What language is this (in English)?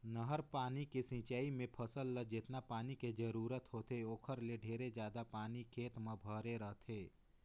Chhattisgarhi